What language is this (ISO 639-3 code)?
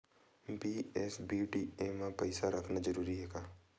hne